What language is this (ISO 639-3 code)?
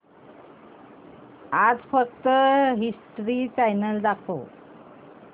mar